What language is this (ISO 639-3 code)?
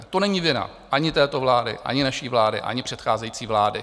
ces